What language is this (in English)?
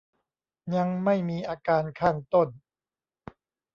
Thai